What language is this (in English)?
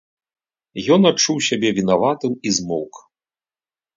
Belarusian